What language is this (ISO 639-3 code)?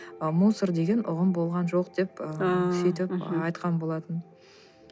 kaz